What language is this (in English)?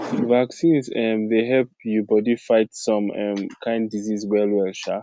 Nigerian Pidgin